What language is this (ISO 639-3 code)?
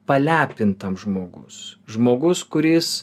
lit